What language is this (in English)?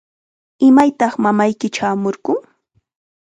Chiquián Ancash Quechua